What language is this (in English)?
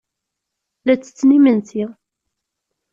Kabyle